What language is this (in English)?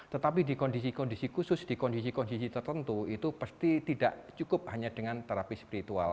Indonesian